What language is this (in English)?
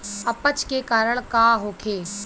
Bhojpuri